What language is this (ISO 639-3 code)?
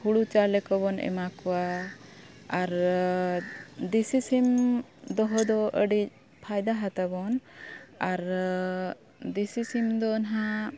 sat